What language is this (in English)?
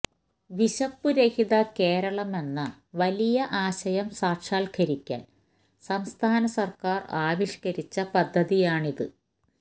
Malayalam